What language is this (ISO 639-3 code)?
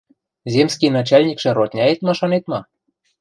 mrj